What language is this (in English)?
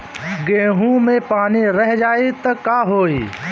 Bhojpuri